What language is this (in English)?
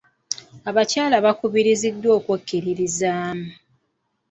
Ganda